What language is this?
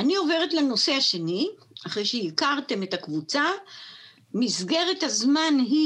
Hebrew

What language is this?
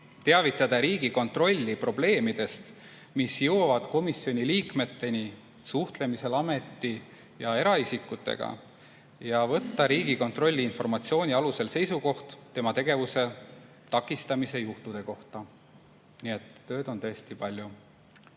Estonian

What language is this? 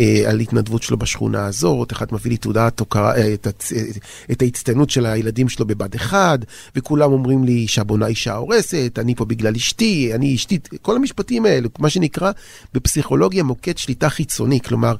Hebrew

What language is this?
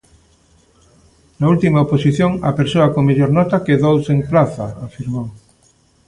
Galician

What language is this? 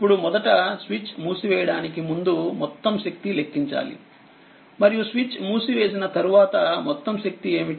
Telugu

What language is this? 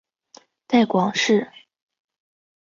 Chinese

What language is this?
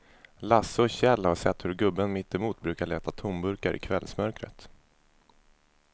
Swedish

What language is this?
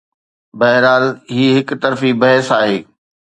Sindhi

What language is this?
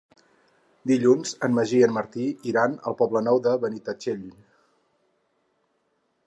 Catalan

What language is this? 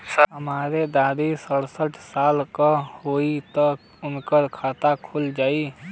Bhojpuri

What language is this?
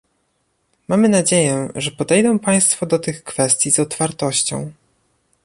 Polish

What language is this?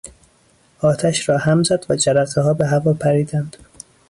Persian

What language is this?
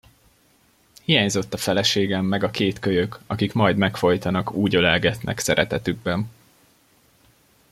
Hungarian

